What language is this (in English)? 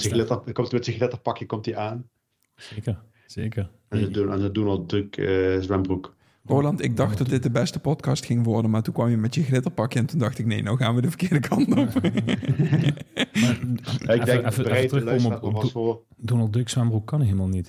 Dutch